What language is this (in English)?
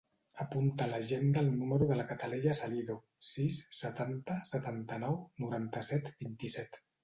Catalan